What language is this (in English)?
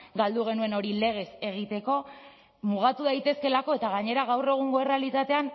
Basque